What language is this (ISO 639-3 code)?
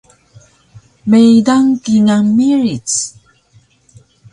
trv